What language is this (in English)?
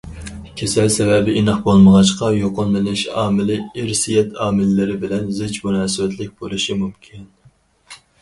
Uyghur